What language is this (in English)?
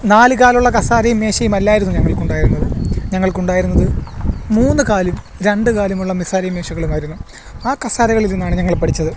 Malayalam